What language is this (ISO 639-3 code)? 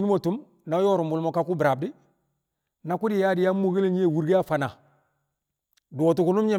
kcq